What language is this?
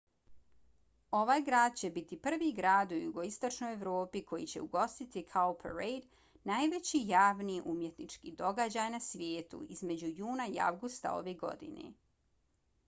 Bosnian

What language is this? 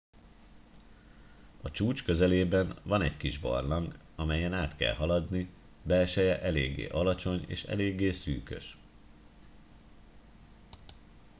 Hungarian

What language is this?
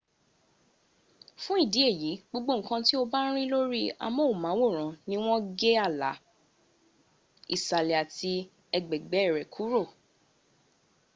Yoruba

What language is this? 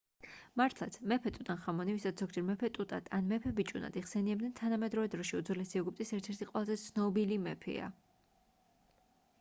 Georgian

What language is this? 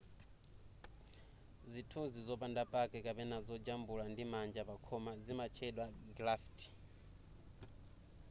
Nyanja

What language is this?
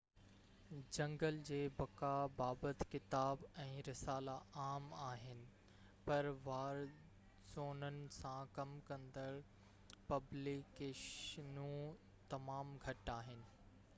Sindhi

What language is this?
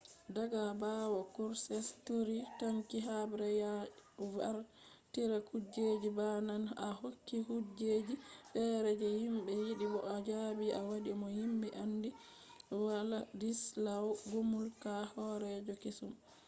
Fula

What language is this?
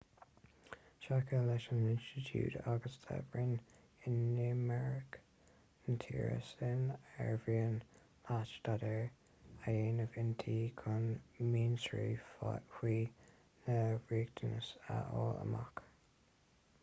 Irish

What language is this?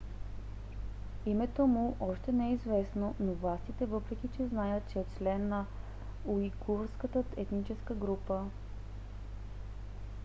Bulgarian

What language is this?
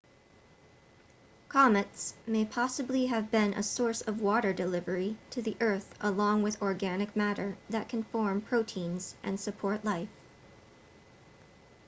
English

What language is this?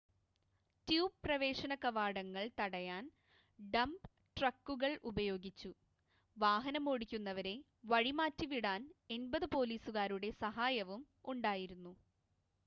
Malayalam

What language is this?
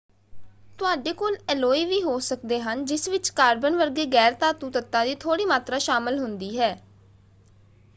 Punjabi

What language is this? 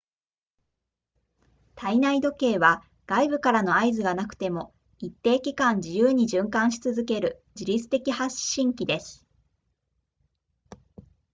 Japanese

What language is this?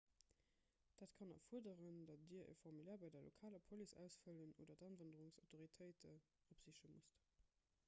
Luxembourgish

